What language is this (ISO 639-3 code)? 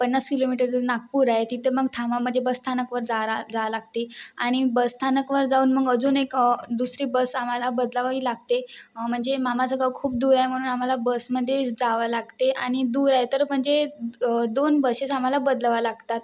mar